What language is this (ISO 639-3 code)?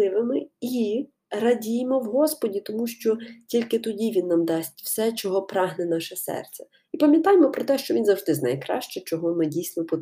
ukr